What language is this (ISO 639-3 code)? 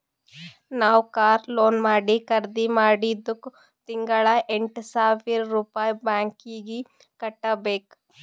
kan